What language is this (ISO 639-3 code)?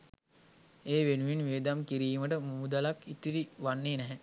sin